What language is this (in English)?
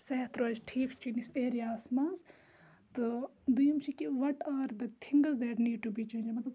Kashmiri